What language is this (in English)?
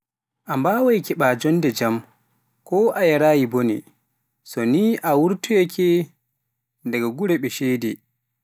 Pular